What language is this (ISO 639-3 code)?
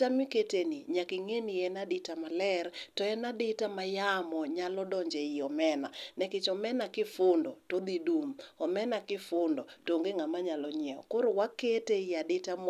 luo